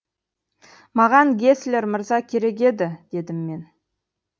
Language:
Kazakh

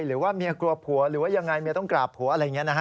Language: Thai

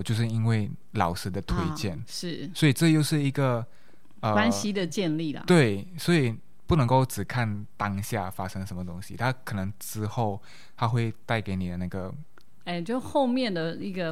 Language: Chinese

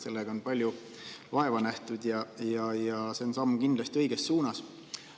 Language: Estonian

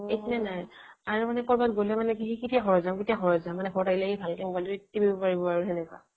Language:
Assamese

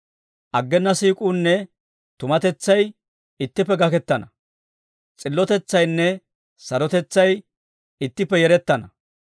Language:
Dawro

